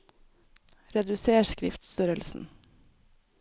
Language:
Norwegian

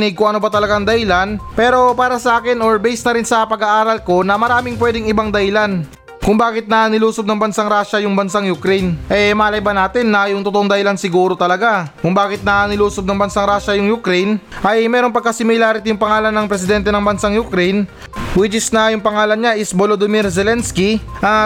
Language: Filipino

